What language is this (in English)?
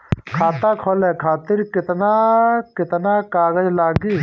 Bhojpuri